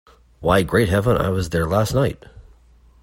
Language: English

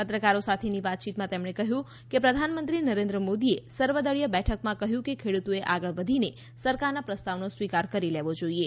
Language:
Gujarati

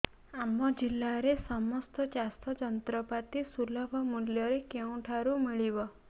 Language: Odia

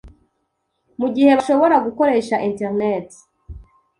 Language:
Kinyarwanda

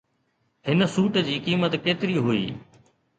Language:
Sindhi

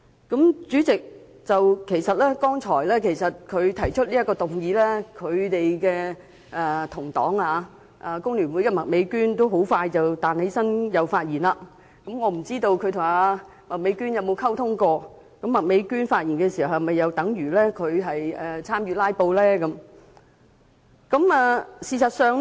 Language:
Cantonese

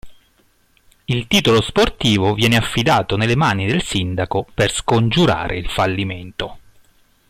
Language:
Italian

